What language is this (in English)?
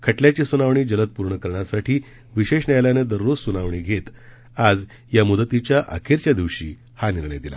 Marathi